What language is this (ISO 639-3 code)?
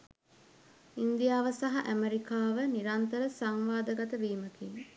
sin